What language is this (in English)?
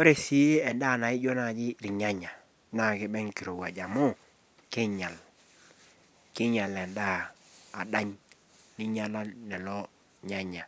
Masai